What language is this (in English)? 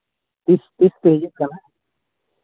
Santali